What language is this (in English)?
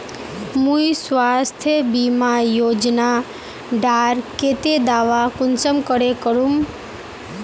Magahi